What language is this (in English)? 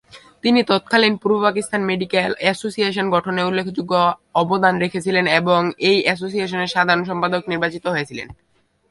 Bangla